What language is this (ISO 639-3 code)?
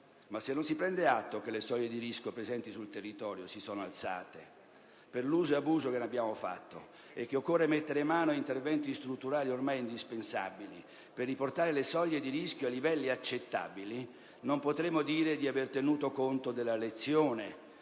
ita